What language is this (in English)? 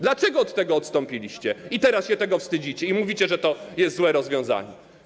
Polish